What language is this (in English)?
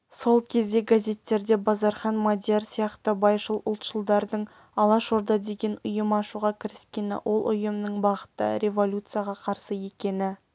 Kazakh